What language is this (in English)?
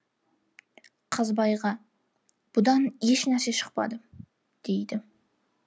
Kazakh